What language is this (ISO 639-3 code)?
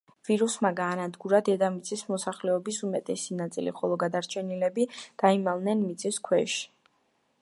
kat